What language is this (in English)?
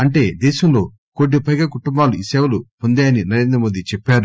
Telugu